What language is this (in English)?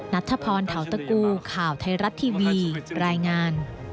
Thai